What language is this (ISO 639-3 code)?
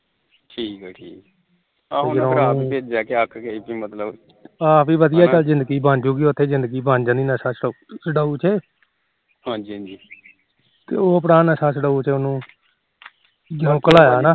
pan